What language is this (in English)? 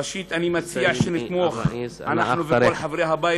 Hebrew